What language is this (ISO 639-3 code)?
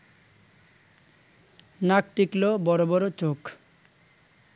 ben